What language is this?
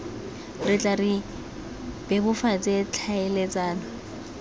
Tswana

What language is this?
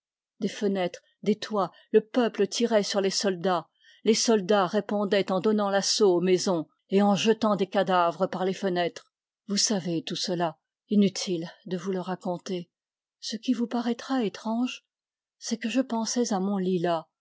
French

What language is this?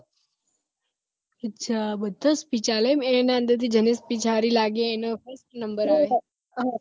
Gujarati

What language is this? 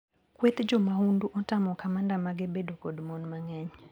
Luo (Kenya and Tanzania)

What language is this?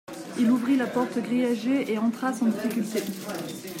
French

